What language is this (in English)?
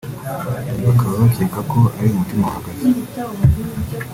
Kinyarwanda